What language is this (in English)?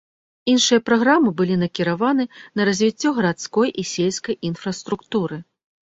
Belarusian